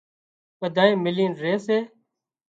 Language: Wadiyara Koli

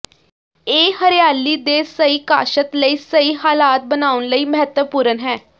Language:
Punjabi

